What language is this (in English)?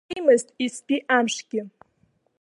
Abkhazian